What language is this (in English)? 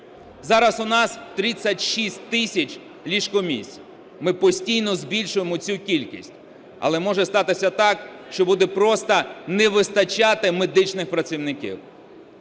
Ukrainian